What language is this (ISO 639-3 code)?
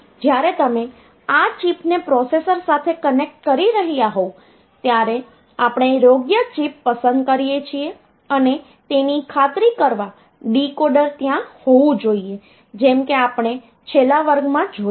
guj